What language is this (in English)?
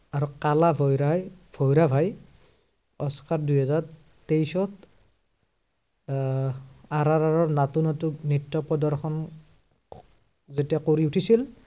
Assamese